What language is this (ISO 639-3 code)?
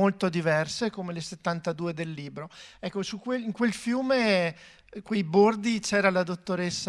ita